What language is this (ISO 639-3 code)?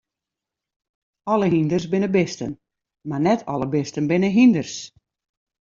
fry